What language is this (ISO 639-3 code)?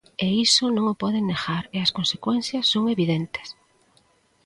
glg